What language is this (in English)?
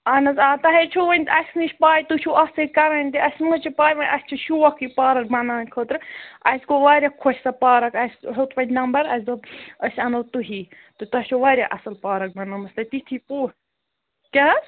Kashmiri